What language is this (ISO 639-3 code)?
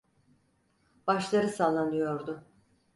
tur